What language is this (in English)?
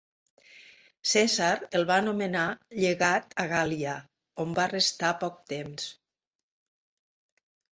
Catalan